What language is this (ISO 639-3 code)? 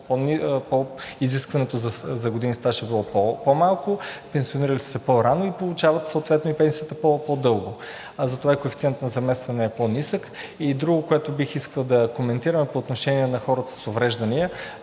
bul